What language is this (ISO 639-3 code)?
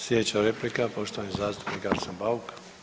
hrv